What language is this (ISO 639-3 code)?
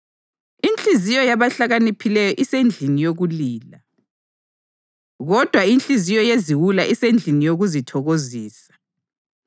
nde